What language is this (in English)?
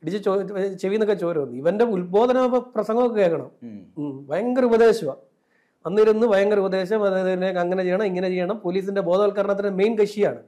Malayalam